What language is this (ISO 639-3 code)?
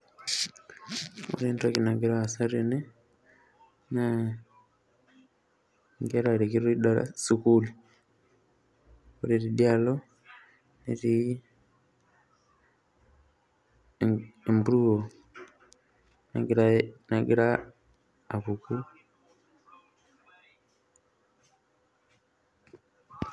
mas